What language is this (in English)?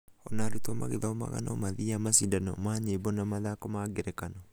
Kikuyu